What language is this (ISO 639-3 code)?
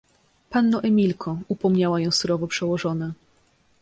pol